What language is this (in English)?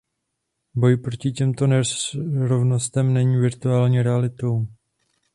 Czech